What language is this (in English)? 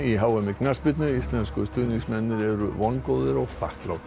Icelandic